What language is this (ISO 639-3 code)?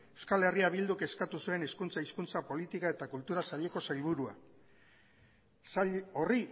eus